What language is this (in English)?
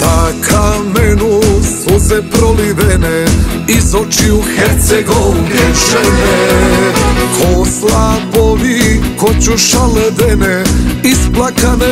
Romanian